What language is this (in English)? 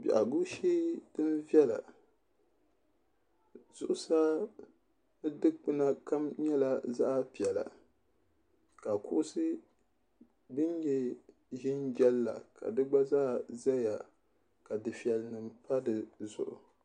Dagbani